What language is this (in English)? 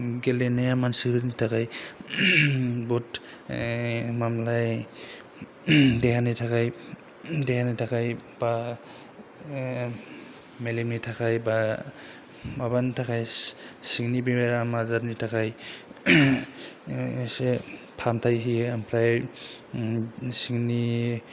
Bodo